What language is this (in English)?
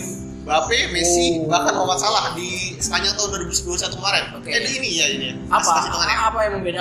Indonesian